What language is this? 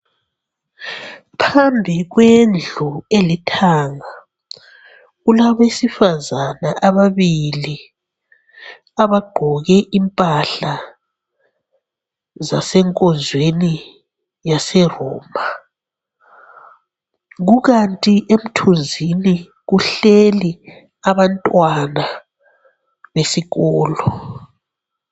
North Ndebele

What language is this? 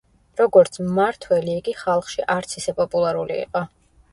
Georgian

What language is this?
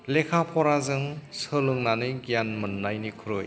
Bodo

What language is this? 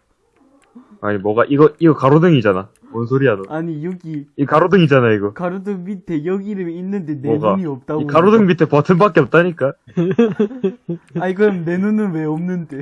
Korean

